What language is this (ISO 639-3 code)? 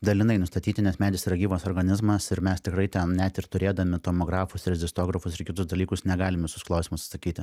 lit